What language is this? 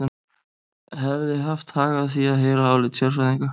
Icelandic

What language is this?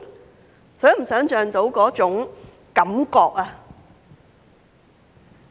Cantonese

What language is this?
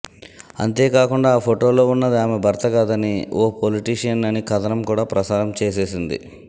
Telugu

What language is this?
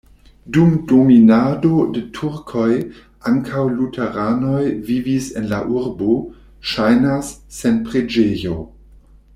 Esperanto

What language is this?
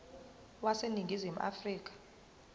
Zulu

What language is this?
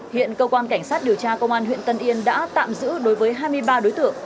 Vietnamese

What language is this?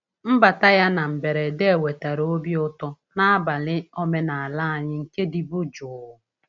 Igbo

